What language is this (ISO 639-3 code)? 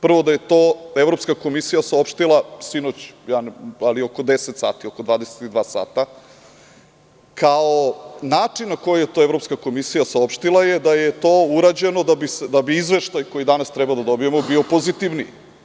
srp